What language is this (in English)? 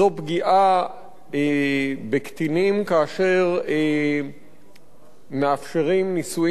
Hebrew